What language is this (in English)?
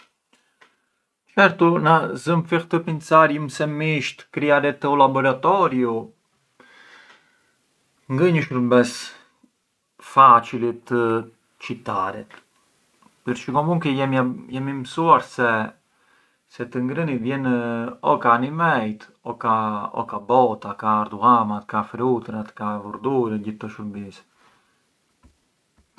Arbëreshë Albanian